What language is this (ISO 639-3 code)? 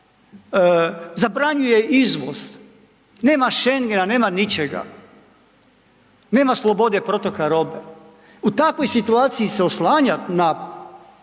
hrv